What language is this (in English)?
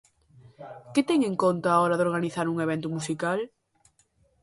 Galician